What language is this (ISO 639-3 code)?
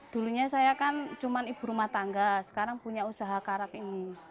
ind